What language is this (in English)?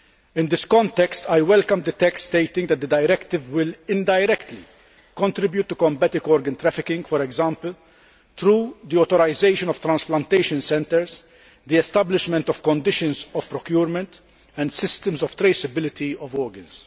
English